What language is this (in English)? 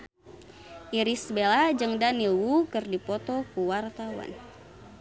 Sundanese